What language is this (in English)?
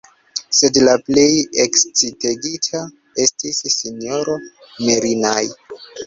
Esperanto